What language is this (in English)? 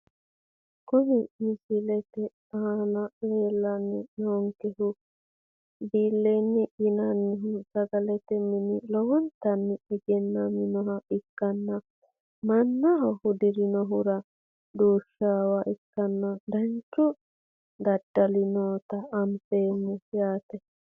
Sidamo